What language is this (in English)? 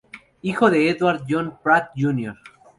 Spanish